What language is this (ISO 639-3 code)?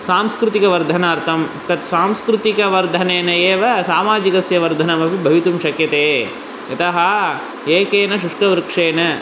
san